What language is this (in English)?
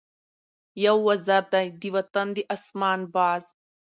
Pashto